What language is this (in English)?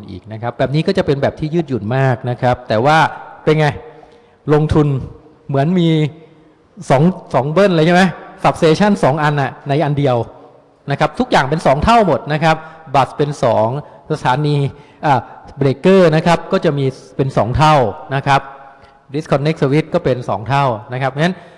Thai